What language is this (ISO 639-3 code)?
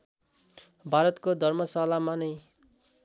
nep